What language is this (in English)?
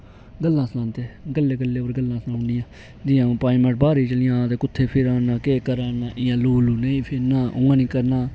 Dogri